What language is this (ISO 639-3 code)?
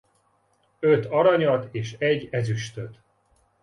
hun